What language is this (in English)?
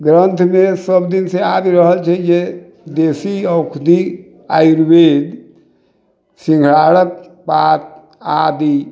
Maithili